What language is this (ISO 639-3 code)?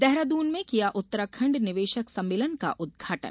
hin